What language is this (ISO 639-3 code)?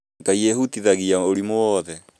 kik